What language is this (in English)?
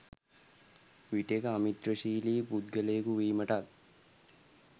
Sinhala